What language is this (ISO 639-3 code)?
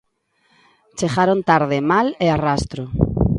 glg